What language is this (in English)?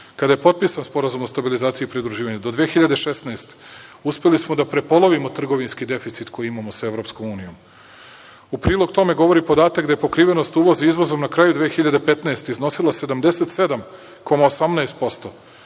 Serbian